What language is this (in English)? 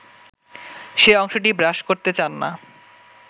Bangla